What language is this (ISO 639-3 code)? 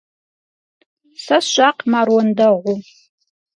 kbd